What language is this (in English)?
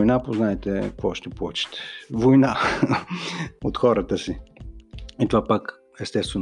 Bulgarian